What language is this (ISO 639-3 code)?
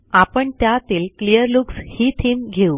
mar